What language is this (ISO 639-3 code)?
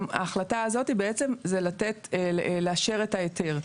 heb